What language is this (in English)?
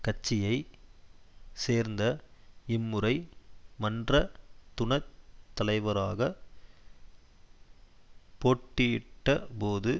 Tamil